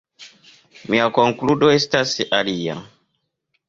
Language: Esperanto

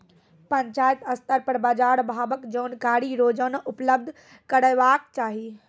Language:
Maithili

